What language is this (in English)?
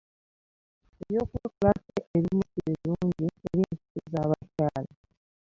Ganda